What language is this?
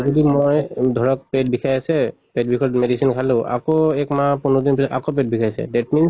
Assamese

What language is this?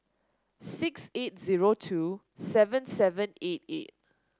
English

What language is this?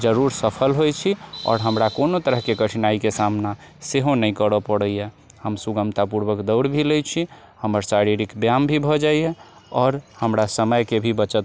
Maithili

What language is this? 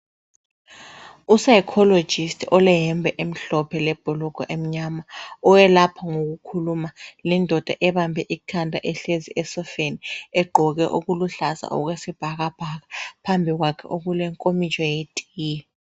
North Ndebele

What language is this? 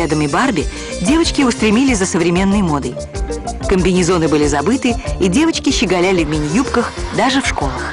Russian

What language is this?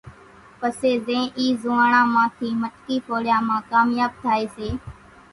Kachi Koli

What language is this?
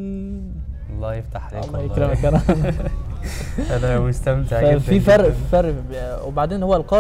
Arabic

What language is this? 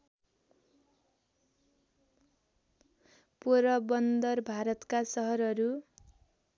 Nepali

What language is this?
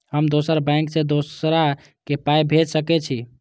Maithili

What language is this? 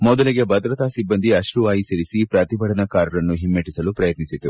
Kannada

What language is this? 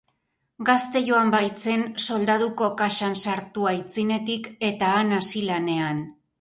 Basque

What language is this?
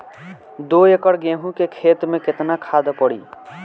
Bhojpuri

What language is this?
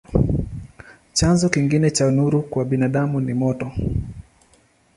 Swahili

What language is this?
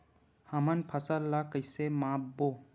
Chhattisgarhi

